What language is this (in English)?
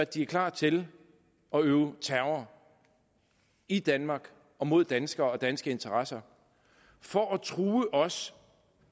Danish